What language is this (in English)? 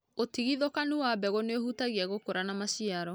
Kikuyu